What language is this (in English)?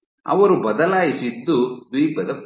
Kannada